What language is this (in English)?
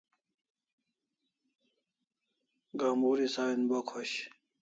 Kalasha